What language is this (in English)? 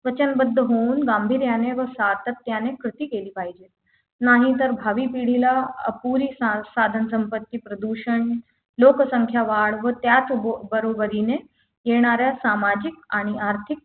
Marathi